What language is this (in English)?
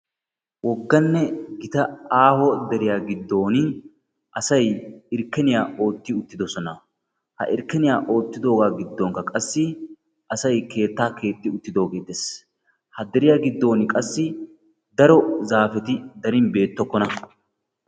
Wolaytta